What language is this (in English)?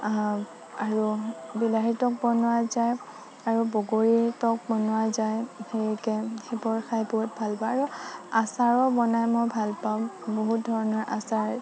Assamese